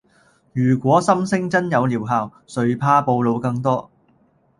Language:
Cantonese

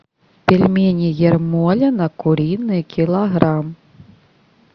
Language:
Russian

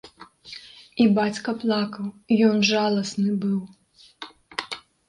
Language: Belarusian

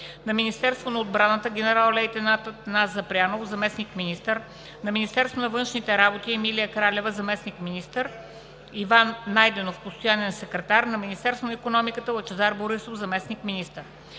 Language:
Bulgarian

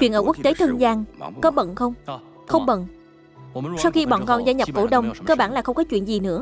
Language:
Vietnamese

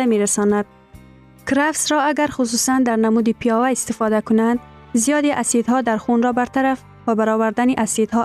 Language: Persian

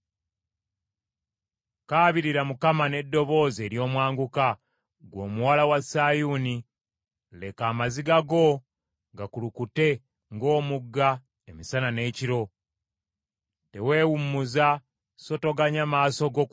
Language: Ganda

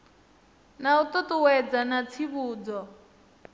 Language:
Venda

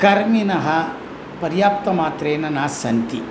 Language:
Sanskrit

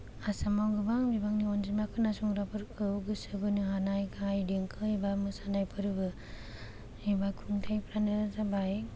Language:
Bodo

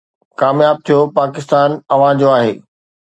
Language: Sindhi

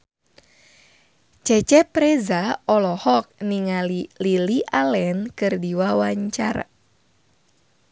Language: Sundanese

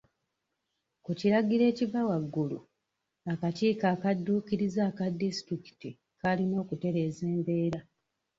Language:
Ganda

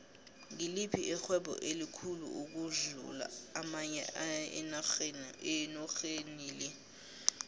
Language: South Ndebele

